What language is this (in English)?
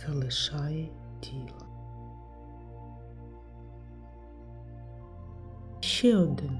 Ukrainian